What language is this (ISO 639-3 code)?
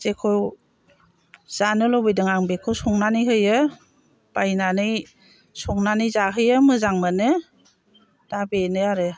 brx